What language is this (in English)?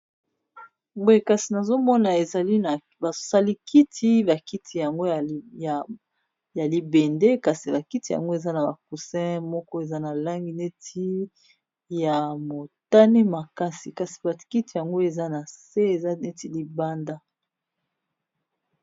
Lingala